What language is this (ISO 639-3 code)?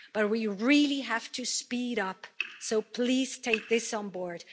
eng